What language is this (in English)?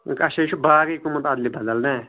Kashmiri